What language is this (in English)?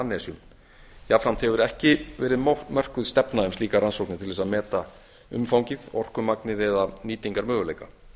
Icelandic